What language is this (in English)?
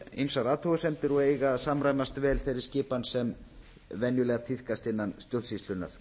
Icelandic